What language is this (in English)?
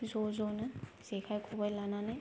Bodo